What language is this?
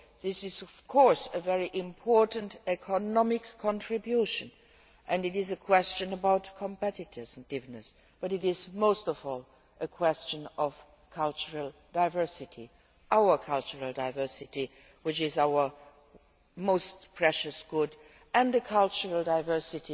English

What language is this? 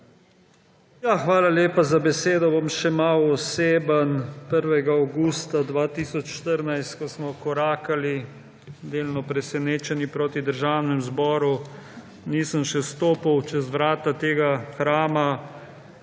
Slovenian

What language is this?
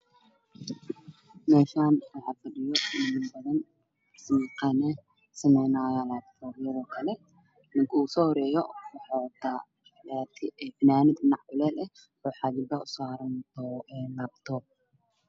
Somali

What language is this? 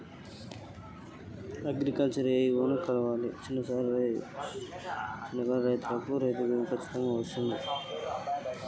Telugu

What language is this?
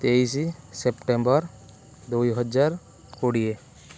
Odia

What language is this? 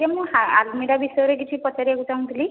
Odia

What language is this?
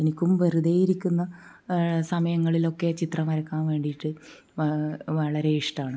Malayalam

